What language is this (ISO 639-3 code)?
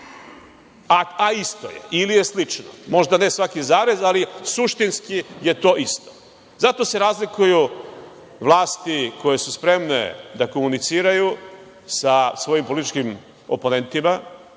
srp